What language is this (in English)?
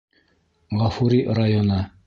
Bashkir